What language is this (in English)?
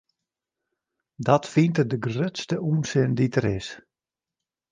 Western Frisian